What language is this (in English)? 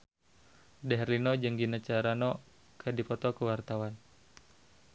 Sundanese